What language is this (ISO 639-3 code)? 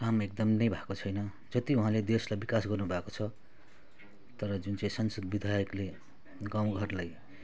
nep